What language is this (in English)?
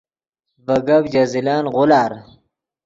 Yidgha